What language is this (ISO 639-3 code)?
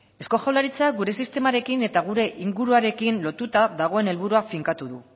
eus